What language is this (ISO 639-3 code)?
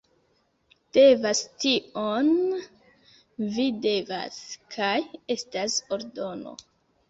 epo